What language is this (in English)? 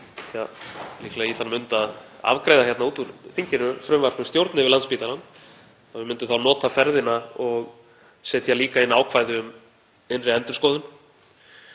Icelandic